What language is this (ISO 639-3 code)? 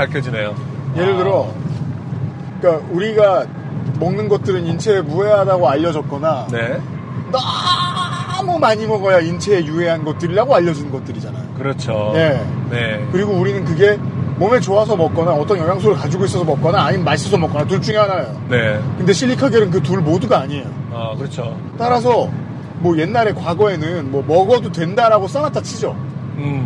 kor